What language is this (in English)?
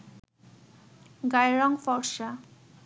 Bangla